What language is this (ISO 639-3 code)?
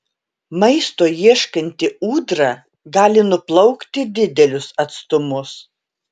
lit